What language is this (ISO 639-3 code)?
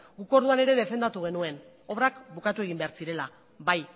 eus